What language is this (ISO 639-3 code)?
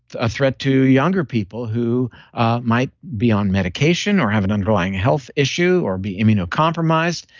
eng